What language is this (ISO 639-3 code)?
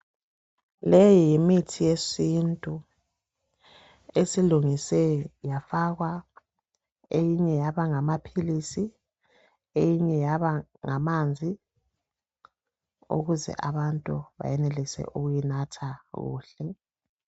nde